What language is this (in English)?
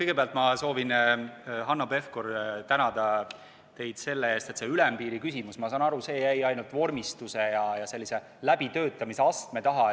Estonian